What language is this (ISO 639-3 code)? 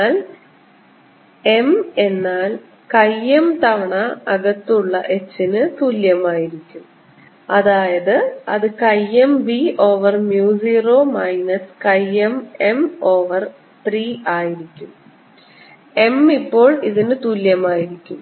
mal